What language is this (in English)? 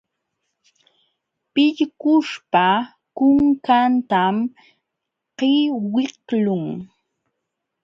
Jauja Wanca Quechua